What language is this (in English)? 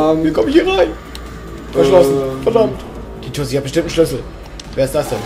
German